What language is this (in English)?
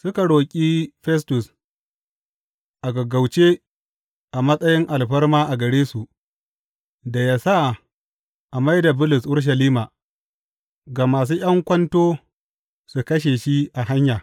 Hausa